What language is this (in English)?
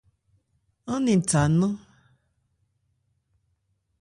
Ebrié